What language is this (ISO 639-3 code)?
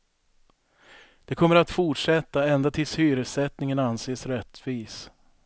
swe